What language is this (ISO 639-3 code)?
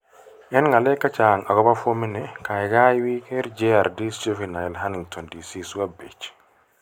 kln